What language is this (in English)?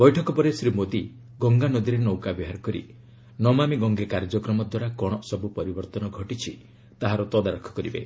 Odia